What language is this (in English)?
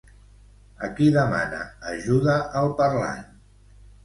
Catalan